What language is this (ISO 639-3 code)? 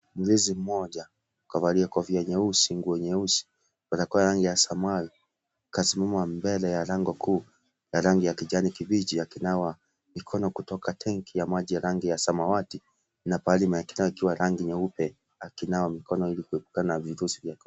swa